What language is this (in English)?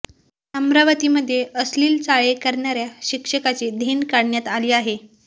Marathi